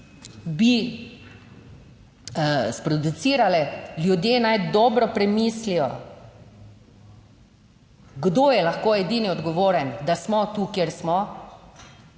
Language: Slovenian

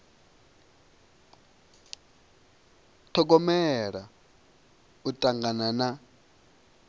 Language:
Venda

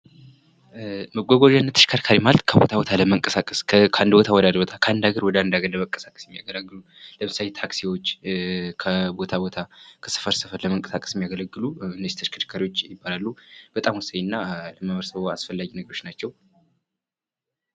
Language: Amharic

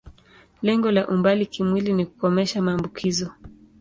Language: Swahili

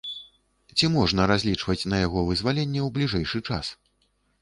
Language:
Belarusian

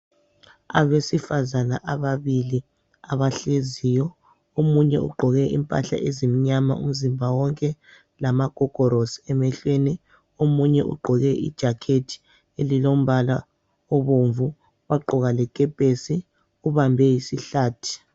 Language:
North Ndebele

